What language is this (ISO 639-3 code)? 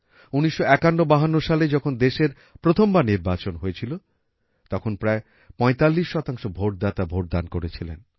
ben